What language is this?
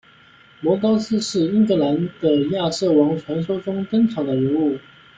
Chinese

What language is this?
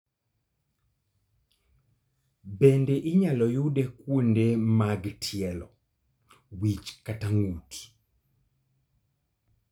Luo (Kenya and Tanzania)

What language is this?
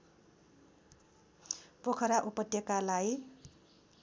Nepali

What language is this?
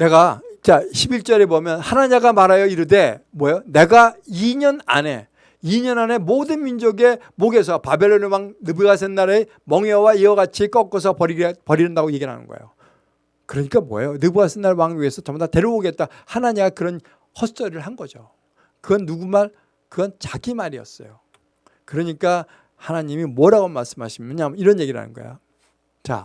Korean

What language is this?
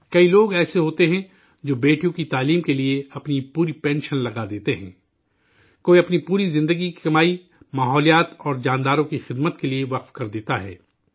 Urdu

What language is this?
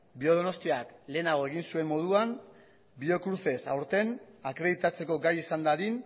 Basque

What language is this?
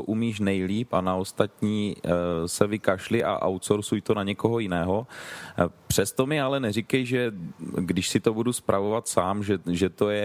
Czech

